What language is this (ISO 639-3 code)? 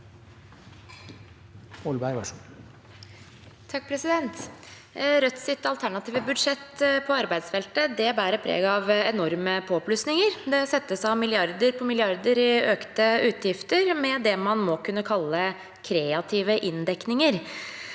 nor